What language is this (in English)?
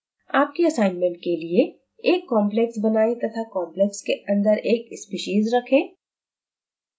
Hindi